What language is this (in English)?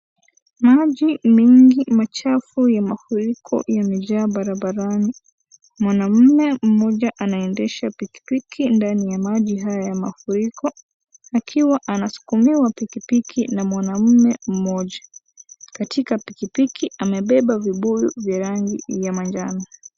Swahili